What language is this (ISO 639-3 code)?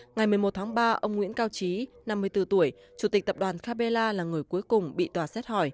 vie